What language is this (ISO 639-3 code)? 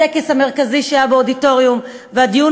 heb